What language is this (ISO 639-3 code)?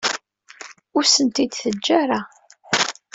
kab